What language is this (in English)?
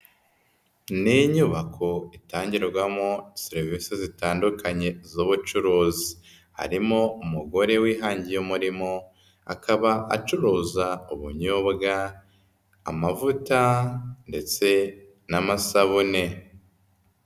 Kinyarwanda